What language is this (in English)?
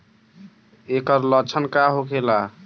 Bhojpuri